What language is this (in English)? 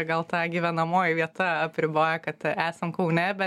Lithuanian